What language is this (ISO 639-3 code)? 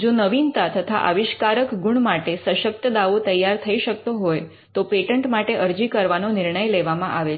guj